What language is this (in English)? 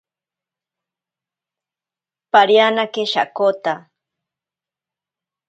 Ashéninka Perené